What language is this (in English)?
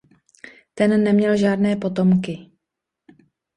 Czech